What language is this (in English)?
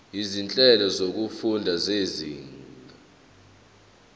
Zulu